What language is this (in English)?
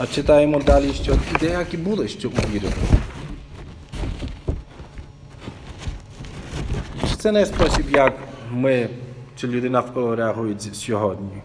Ukrainian